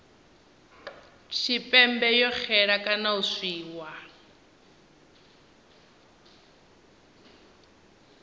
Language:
Venda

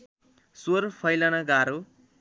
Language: Nepali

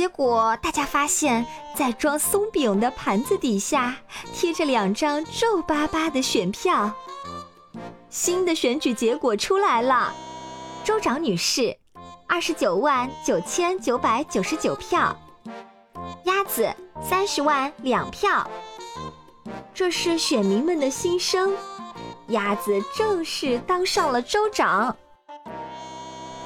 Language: Chinese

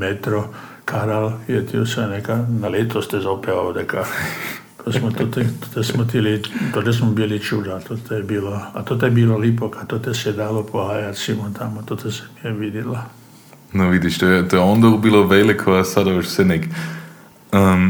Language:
Croatian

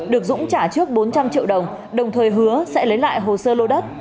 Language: Vietnamese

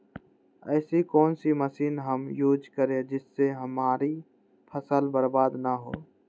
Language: Magahi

